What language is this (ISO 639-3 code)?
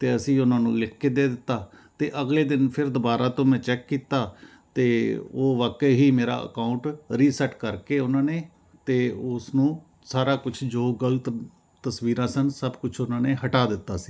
pan